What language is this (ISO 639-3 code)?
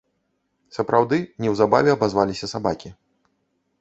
bel